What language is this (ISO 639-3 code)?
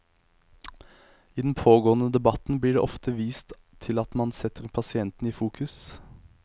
nor